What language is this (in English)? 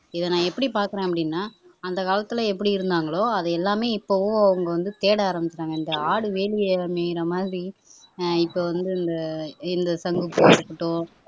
Tamil